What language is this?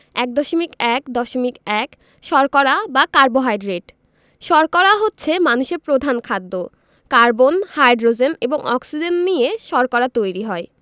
Bangla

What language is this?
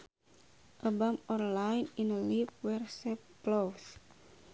Sundanese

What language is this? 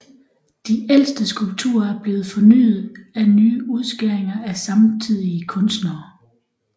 Danish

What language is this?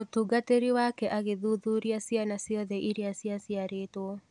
Kikuyu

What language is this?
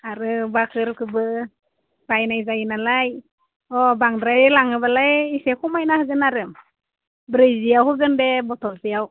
Bodo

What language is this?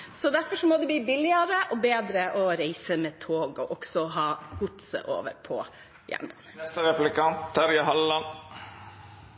Norwegian Bokmål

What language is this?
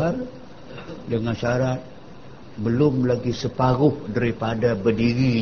Malay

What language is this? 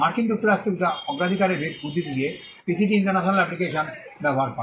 Bangla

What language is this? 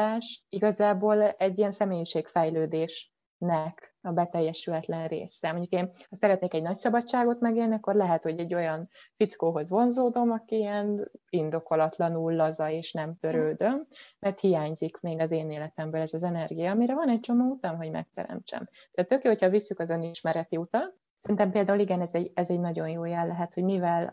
Hungarian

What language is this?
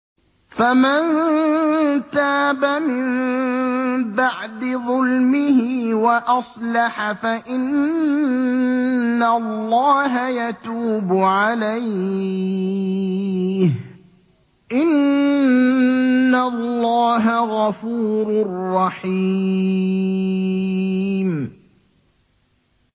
Arabic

